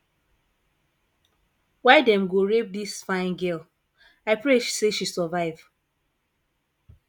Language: Nigerian Pidgin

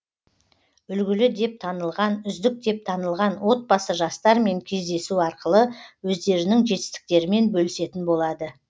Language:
Kazakh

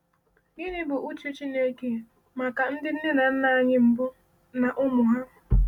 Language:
Igbo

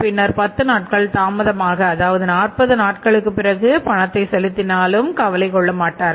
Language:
Tamil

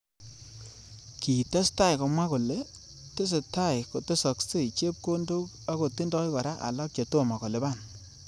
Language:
Kalenjin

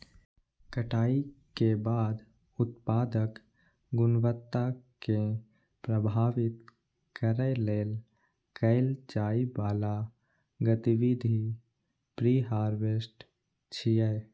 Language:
Maithili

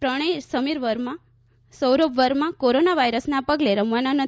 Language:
Gujarati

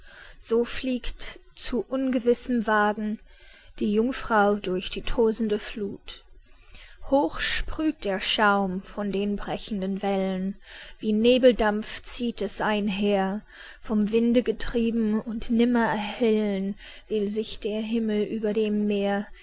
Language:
German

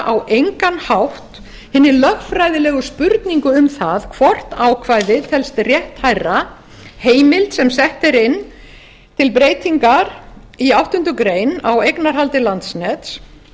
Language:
Icelandic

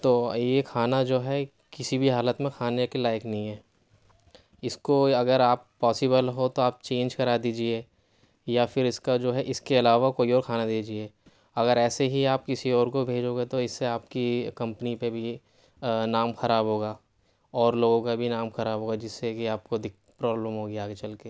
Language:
Urdu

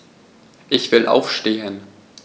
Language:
German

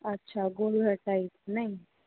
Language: Hindi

